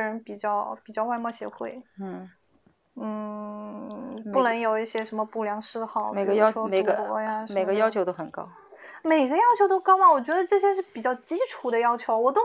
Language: Chinese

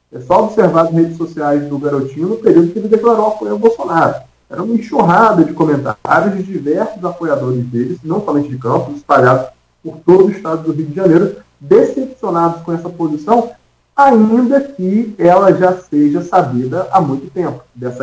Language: Portuguese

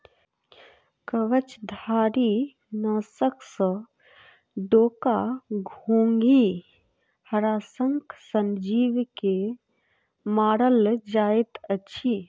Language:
Maithili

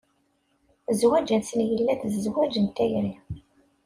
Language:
Kabyle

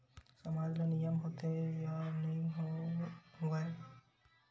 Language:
Chhattisgarhi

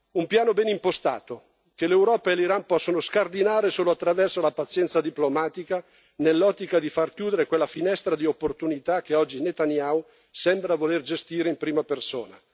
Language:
Italian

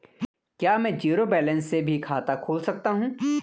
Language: Hindi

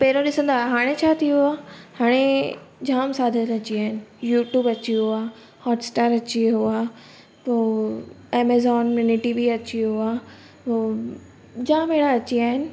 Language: Sindhi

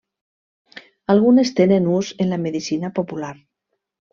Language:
Catalan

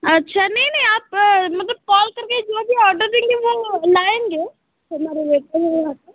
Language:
Hindi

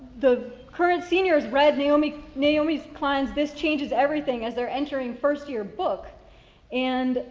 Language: English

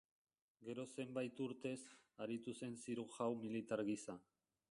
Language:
Basque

